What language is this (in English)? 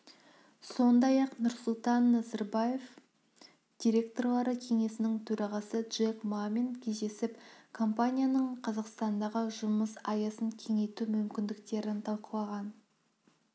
Kazakh